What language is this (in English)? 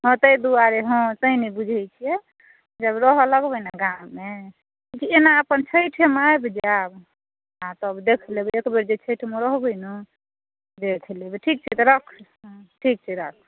Maithili